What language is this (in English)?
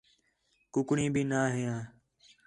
Khetrani